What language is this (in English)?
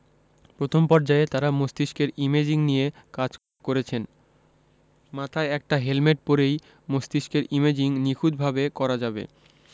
Bangla